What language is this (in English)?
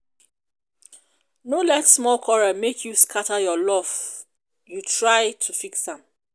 Nigerian Pidgin